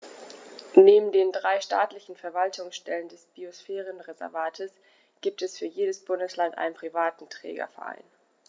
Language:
German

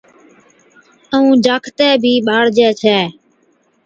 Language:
Od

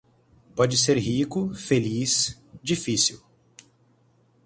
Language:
Portuguese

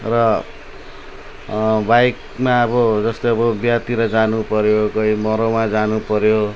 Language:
Nepali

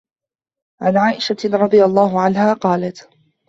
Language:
Arabic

